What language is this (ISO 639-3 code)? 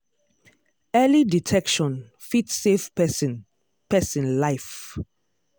pcm